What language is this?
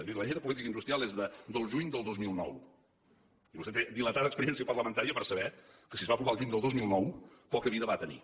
Catalan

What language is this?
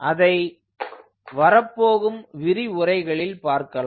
Tamil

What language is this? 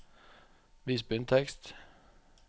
Norwegian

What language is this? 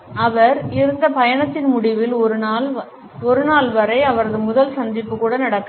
Tamil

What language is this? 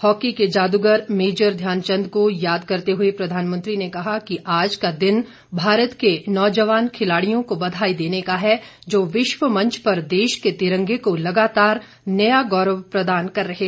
Hindi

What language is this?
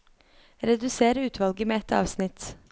Norwegian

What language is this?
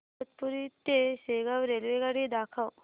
Marathi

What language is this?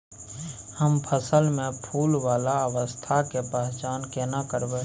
Maithili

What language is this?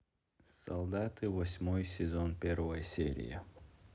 Russian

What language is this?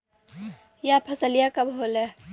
Bhojpuri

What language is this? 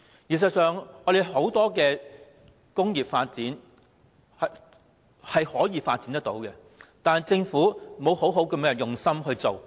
Cantonese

